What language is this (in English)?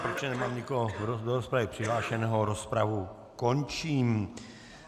Czech